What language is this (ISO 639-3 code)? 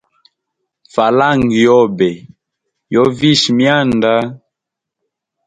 hem